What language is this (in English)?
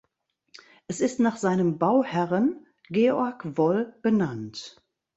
German